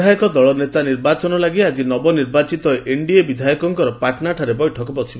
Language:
Odia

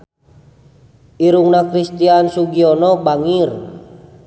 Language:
Sundanese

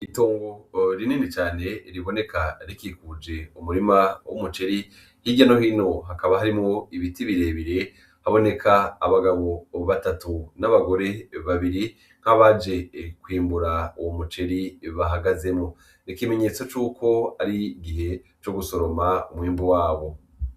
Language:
Rundi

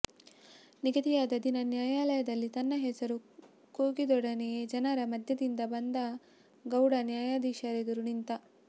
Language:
Kannada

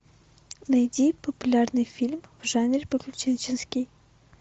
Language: Russian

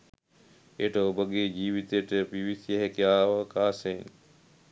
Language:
Sinhala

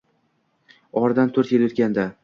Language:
Uzbek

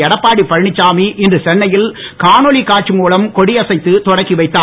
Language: Tamil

